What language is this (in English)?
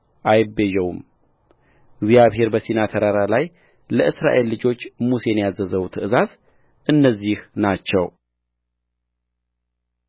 Amharic